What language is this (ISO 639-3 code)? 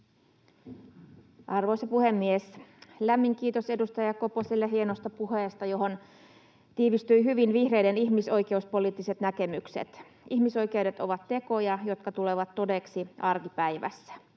fin